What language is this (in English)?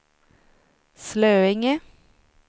Swedish